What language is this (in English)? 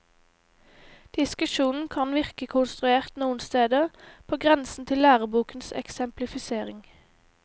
Norwegian